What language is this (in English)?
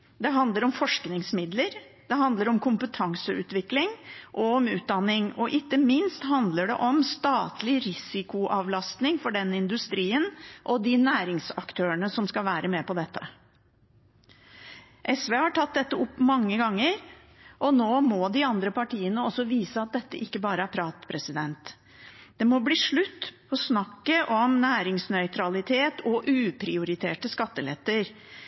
Norwegian Bokmål